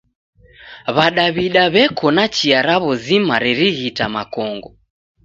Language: Taita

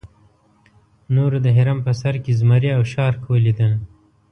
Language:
Pashto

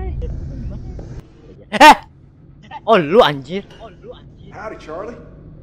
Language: Indonesian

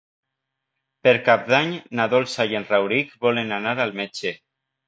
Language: Catalan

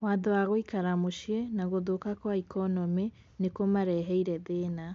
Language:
Kikuyu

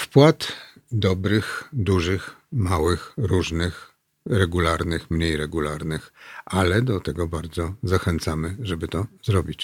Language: Polish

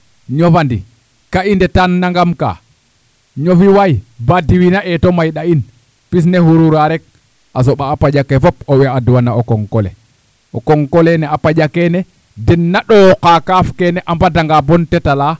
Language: Serer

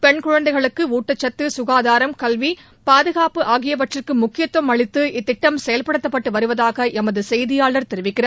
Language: Tamil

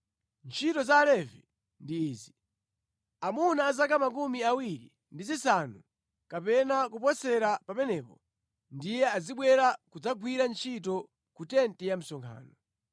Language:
Nyanja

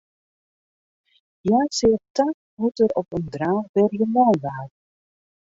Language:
Western Frisian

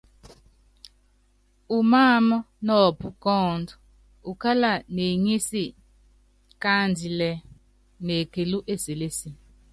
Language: Yangben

